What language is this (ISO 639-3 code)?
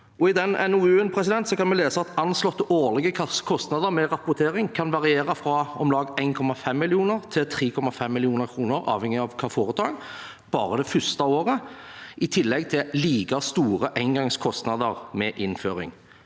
nor